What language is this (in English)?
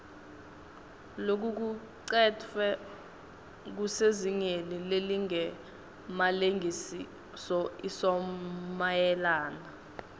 Swati